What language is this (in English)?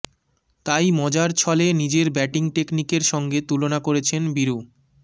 Bangla